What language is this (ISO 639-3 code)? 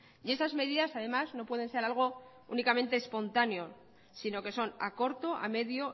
spa